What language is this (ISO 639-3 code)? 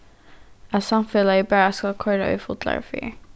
fao